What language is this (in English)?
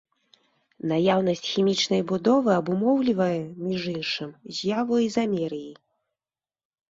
Belarusian